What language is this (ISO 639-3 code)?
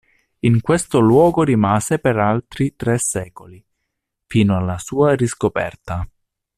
ita